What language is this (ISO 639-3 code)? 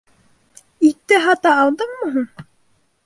bak